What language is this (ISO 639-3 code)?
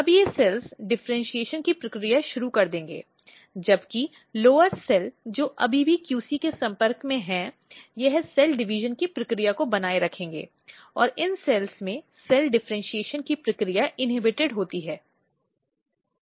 hin